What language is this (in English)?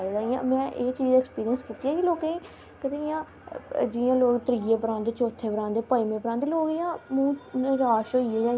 Dogri